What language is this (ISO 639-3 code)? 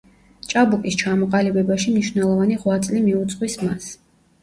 kat